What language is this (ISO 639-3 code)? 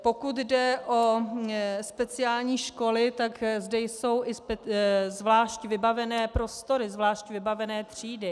ces